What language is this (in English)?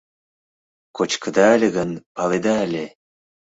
Mari